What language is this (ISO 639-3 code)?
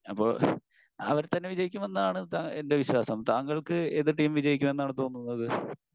mal